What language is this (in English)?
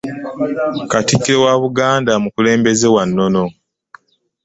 Ganda